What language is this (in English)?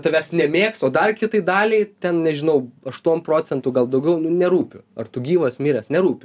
Lithuanian